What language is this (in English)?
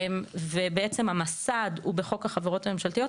Hebrew